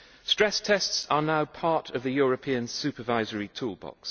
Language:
English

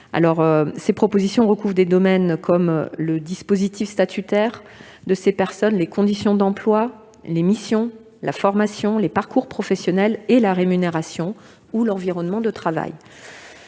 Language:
French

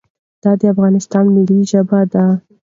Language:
Pashto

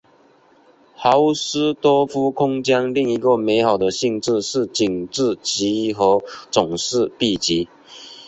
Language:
Chinese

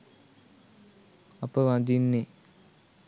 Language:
Sinhala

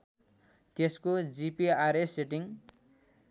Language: Nepali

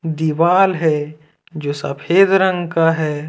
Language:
Hindi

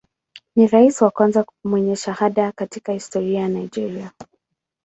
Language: Swahili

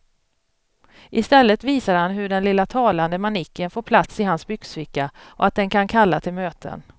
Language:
Swedish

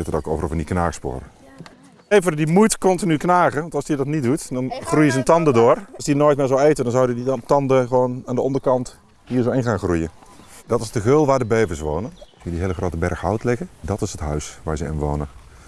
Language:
Dutch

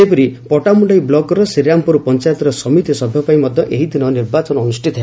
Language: Odia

